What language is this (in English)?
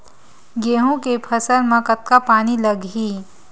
Chhattisgarhi